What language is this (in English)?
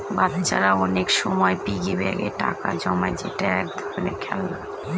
Bangla